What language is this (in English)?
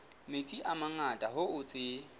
Southern Sotho